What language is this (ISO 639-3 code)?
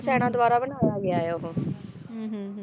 pan